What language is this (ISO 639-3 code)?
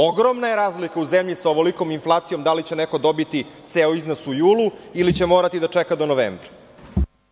srp